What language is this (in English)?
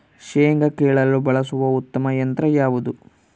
Kannada